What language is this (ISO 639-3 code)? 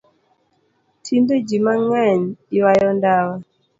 luo